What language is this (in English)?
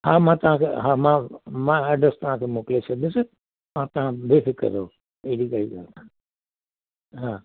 Sindhi